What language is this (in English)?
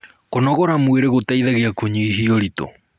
Kikuyu